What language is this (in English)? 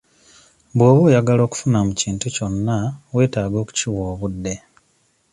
Ganda